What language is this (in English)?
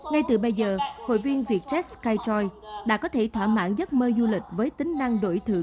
Vietnamese